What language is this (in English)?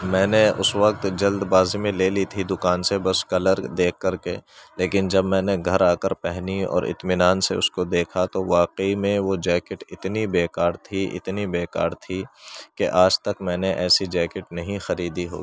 Urdu